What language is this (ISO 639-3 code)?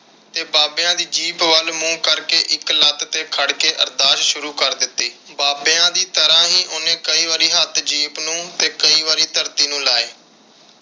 pan